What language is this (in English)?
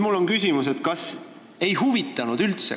Estonian